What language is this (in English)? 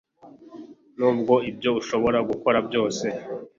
Kinyarwanda